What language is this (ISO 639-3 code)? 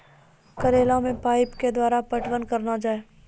mai